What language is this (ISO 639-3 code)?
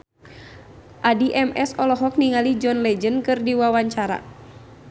sun